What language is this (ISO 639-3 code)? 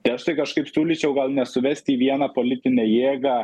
lit